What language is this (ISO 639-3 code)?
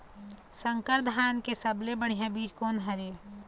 hne